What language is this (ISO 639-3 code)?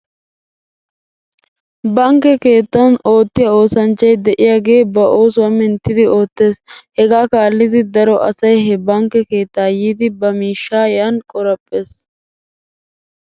wal